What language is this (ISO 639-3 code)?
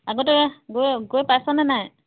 asm